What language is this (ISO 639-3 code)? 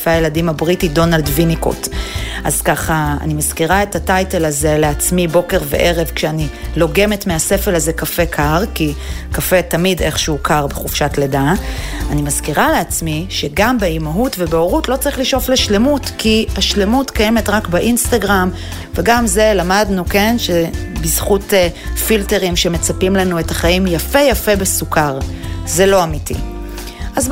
heb